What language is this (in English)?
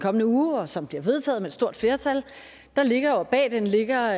Danish